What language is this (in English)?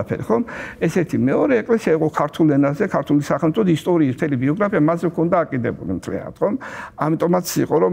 Romanian